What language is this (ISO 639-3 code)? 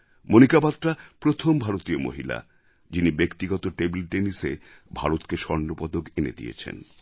ben